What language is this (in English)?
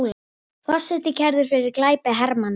Icelandic